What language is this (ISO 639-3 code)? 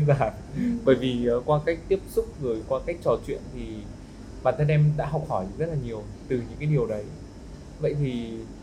vie